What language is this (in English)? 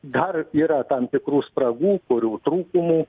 Lithuanian